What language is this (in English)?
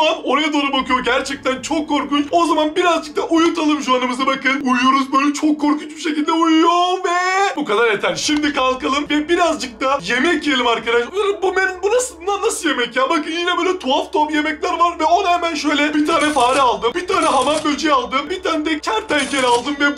Turkish